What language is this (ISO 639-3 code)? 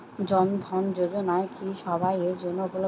ben